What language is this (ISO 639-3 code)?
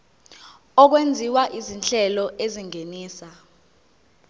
zul